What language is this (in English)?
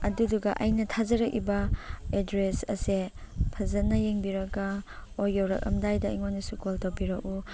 Manipuri